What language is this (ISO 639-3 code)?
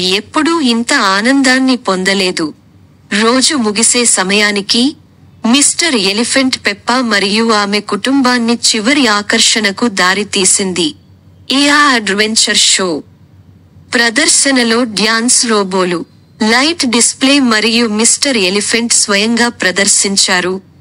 tel